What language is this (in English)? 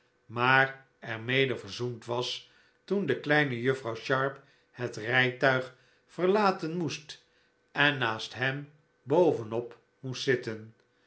Dutch